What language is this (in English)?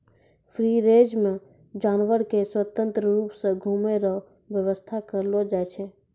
Maithili